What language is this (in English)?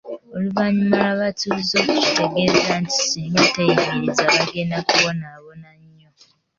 Ganda